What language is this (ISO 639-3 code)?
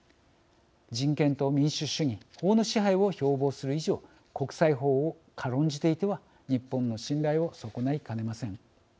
jpn